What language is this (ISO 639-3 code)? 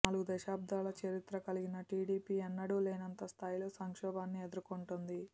tel